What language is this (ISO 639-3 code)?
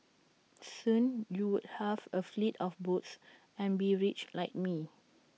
eng